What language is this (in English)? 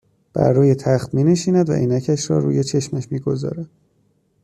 Persian